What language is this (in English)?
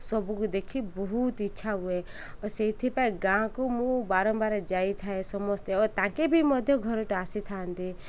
Odia